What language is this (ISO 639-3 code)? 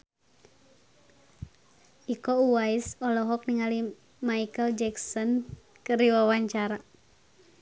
sun